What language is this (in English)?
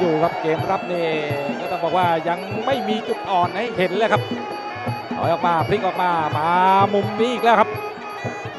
Thai